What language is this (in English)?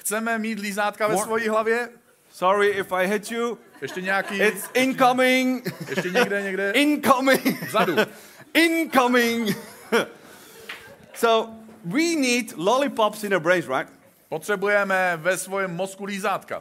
Czech